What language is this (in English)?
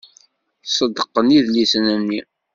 Kabyle